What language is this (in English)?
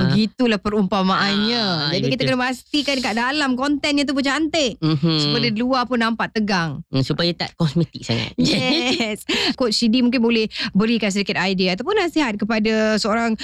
Malay